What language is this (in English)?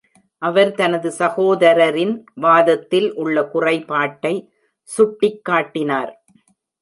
Tamil